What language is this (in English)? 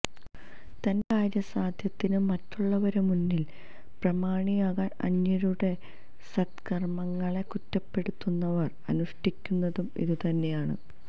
Malayalam